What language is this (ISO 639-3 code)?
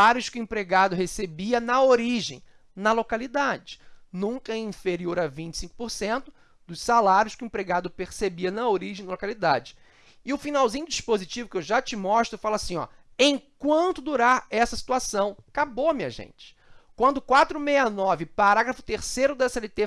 por